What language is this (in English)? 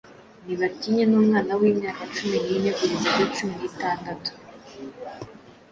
Kinyarwanda